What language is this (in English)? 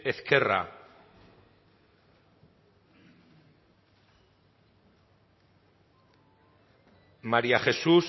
Basque